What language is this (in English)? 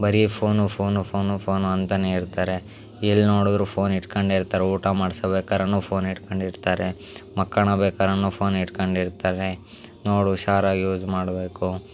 Kannada